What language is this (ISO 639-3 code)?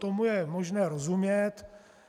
ces